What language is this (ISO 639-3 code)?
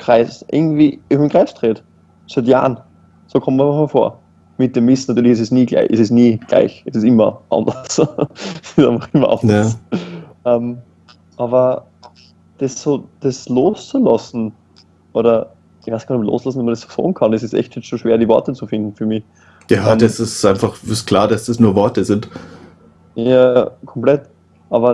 deu